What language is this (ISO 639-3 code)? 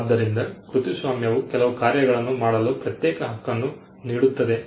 kan